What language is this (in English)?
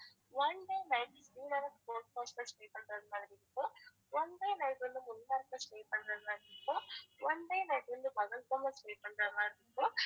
Tamil